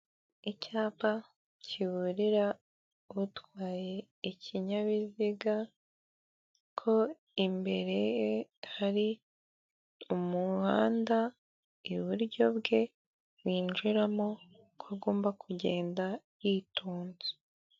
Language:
Kinyarwanda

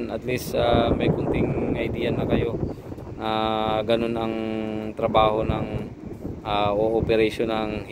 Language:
Filipino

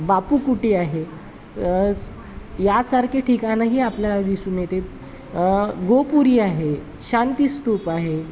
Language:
Marathi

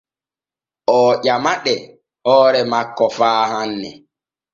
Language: Borgu Fulfulde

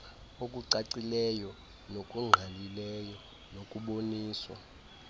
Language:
Xhosa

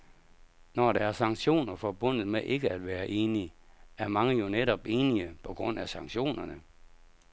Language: Danish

